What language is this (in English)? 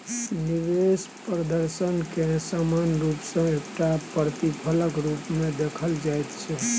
Maithili